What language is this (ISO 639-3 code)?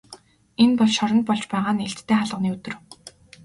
mon